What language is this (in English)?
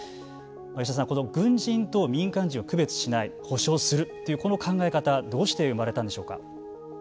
Japanese